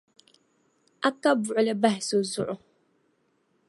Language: Dagbani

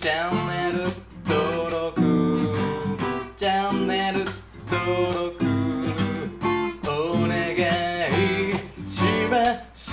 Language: English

